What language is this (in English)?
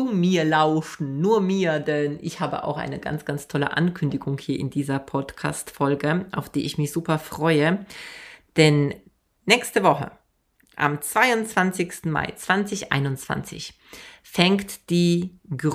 German